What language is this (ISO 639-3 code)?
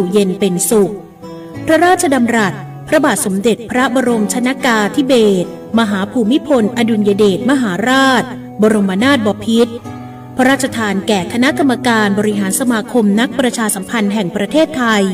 tha